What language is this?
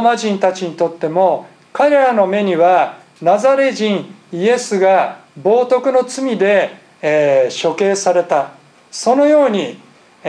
Japanese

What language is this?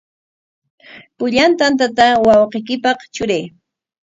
Corongo Ancash Quechua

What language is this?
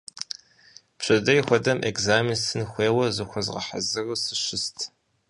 Kabardian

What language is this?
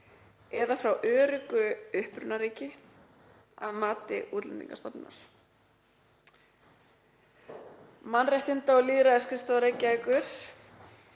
Icelandic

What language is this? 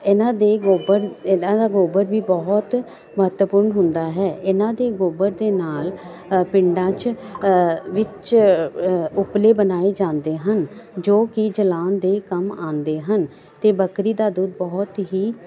Punjabi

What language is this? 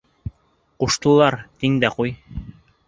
Bashkir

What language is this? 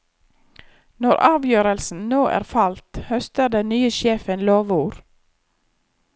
Norwegian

